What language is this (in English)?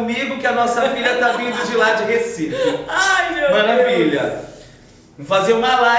Portuguese